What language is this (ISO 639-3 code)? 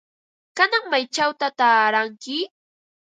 qva